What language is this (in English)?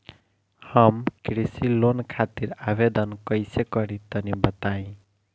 Bhojpuri